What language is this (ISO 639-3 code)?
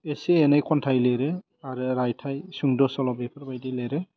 brx